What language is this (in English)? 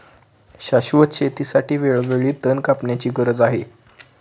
Marathi